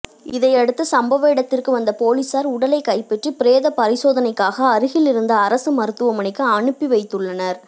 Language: Tamil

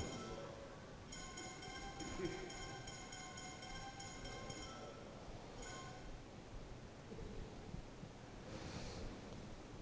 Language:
Cantonese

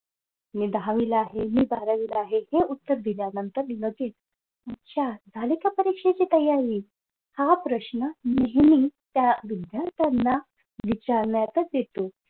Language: Marathi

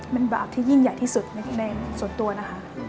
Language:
Thai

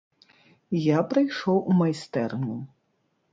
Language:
Belarusian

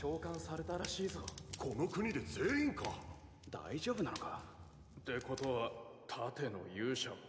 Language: Japanese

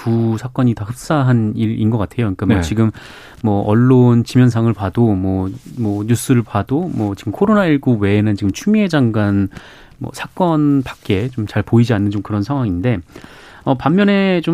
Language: Korean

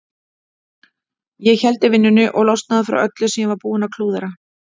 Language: Icelandic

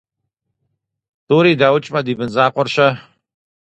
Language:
Kabardian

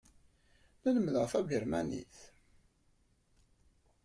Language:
Kabyle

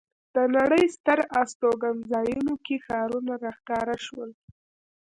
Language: Pashto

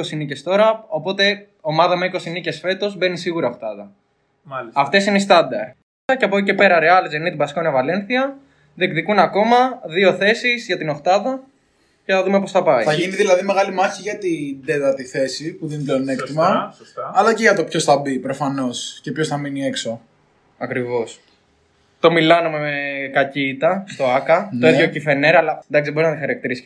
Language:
Greek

